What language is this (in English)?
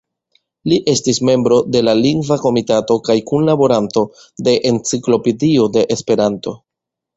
Esperanto